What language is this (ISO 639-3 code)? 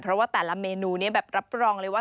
tha